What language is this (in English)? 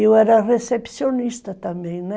Portuguese